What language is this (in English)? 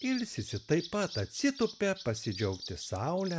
Lithuanian